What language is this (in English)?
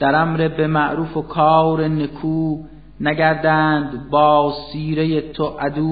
Persian